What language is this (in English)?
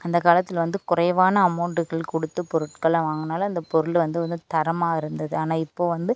Tamil